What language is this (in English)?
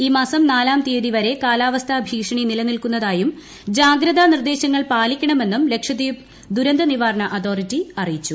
Malayalam